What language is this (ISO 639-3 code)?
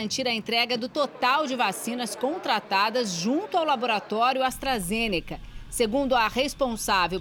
por